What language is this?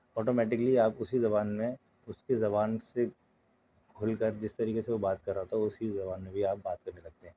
Urdu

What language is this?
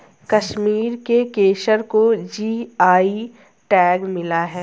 Hindi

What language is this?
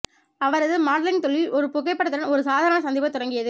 Tamil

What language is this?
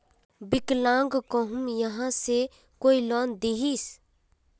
Magahi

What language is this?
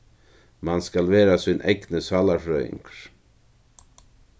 Faroese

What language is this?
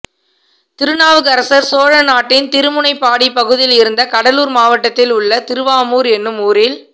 Tamil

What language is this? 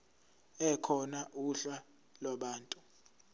Zulu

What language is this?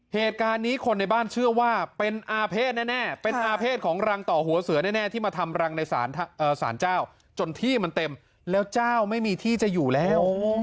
Thai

